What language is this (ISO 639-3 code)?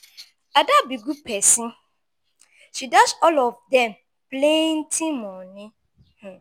pcm